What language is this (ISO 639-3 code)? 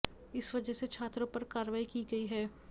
hin